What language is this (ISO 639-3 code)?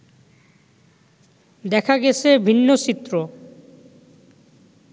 ben